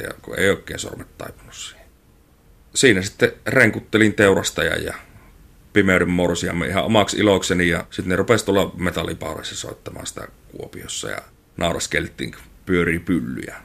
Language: Finnish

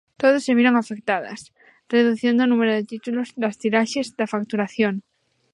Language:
Galician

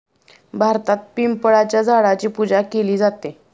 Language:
Marathi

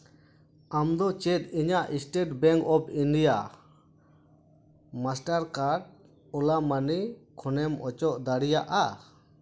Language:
Santali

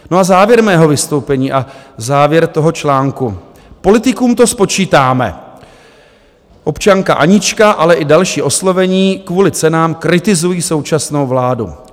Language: Czech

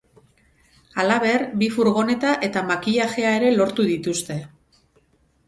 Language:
Basque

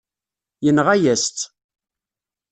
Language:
Kabyle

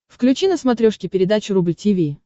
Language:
Russian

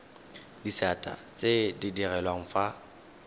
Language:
Tswana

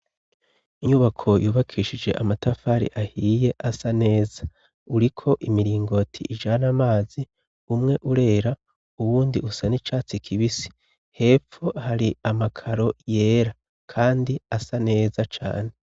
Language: Rundi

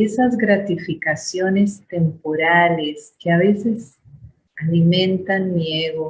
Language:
Spanish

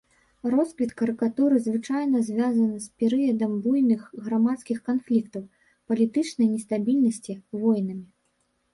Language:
Belarusian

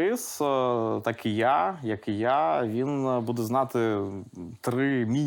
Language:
Ukrainian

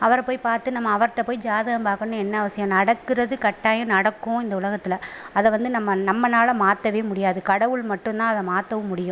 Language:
Tamil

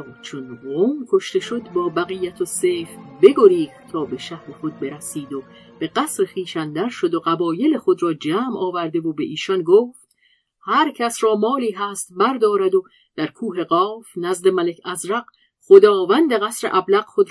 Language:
Persian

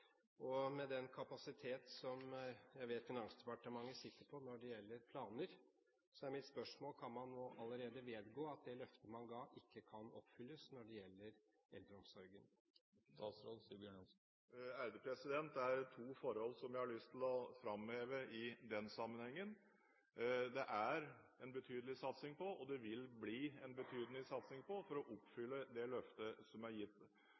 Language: Norwegian Bokmål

